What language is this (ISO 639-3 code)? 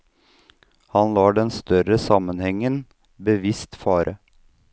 nor